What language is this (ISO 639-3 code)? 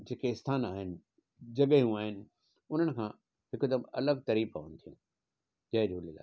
snd